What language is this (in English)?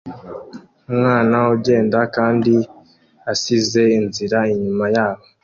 Kinyarwanda